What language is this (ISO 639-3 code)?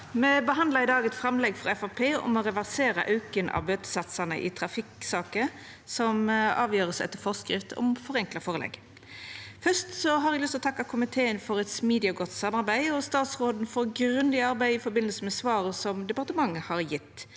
nor